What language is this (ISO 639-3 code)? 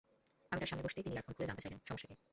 ben